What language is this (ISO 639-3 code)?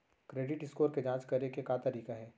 hne